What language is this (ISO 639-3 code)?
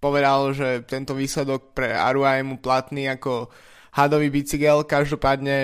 slk